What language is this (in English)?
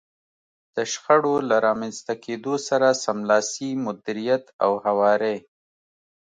Pashto